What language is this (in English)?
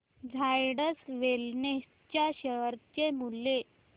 Marathi